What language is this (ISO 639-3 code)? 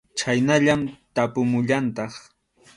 qxu